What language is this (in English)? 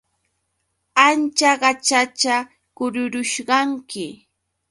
Yauyos Quechua